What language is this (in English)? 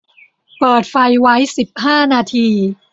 Thai